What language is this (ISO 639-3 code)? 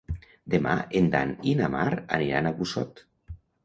cat